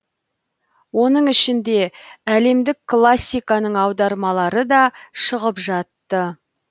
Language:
Kazakh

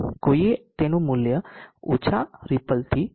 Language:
Gujarati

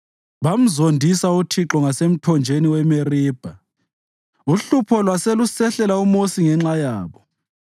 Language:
North Ndebele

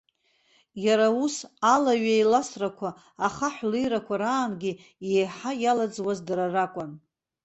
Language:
Abkhazian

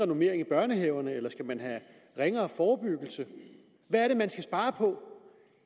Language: Danish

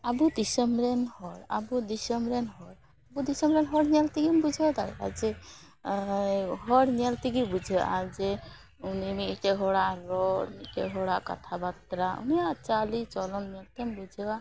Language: Santali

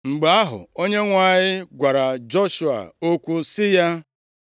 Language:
Igbo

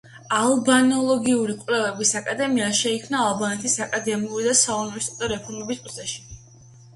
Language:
Georgian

